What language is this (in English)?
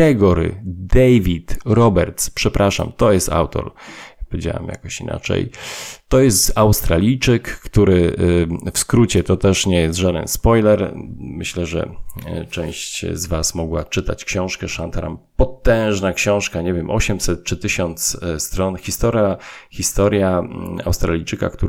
Polish